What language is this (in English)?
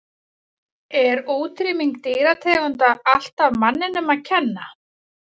Icelandic